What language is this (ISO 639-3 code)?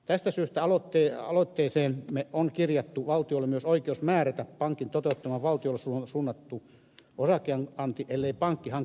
fin